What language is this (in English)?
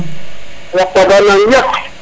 Serer